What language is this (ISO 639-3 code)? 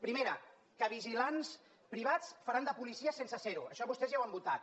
cat